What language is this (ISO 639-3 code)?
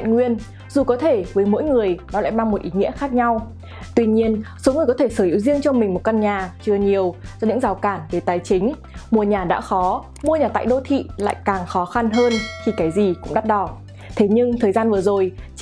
vie